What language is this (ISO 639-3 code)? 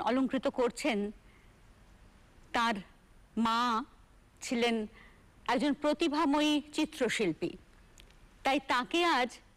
hin